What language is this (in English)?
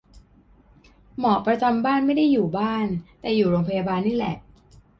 Thai